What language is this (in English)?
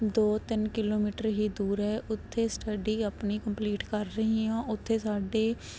Punjabi